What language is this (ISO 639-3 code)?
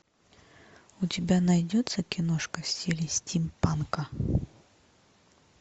rus